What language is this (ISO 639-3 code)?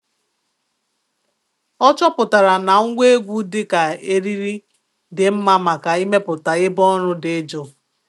ibo